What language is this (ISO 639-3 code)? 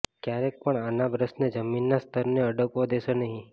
guj